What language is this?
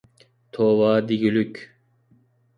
Uyghur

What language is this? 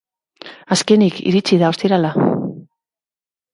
Basque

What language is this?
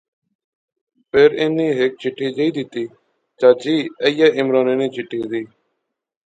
Pahari-Potwari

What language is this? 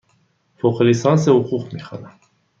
Persian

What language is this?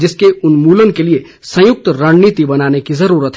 Hindi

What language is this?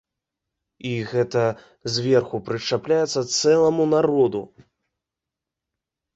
Belarusian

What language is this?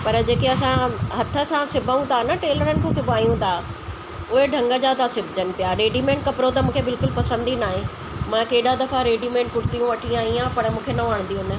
Sindhi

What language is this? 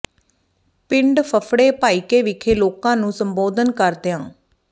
Punjabi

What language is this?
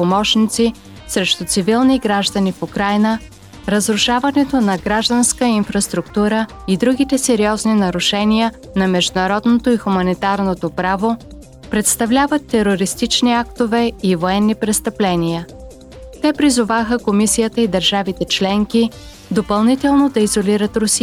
Bulgarian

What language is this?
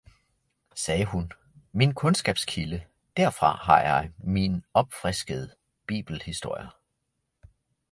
Danish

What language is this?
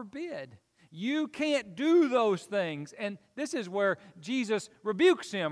English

